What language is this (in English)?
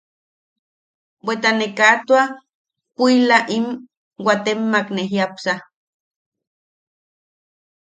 Yaqui